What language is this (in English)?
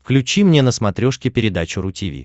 Russian